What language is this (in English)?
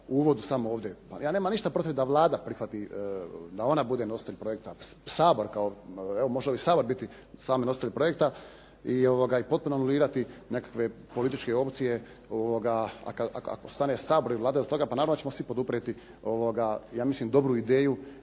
Croatian